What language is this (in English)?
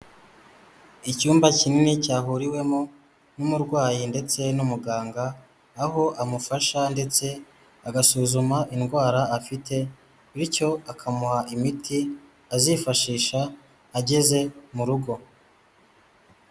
Kinyarwanda